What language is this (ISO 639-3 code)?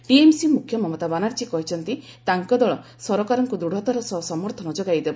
ori